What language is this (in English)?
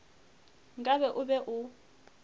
Northern Sotho